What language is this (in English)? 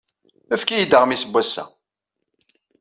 Kabyle